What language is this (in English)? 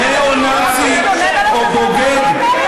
Hebrew